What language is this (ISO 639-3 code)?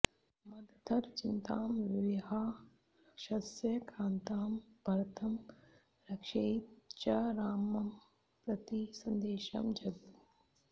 san